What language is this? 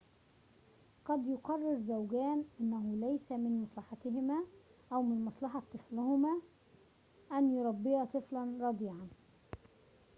Arabic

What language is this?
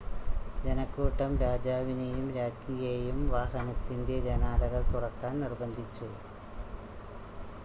Malayalam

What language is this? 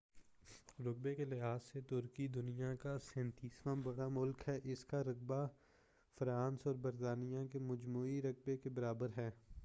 Urdu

